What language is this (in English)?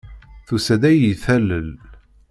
Kabyle